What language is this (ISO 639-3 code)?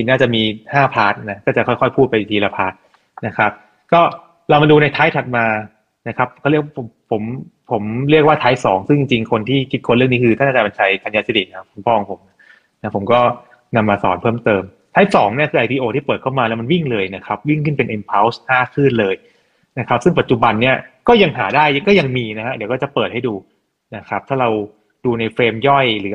tha